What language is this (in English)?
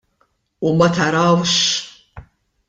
Maltese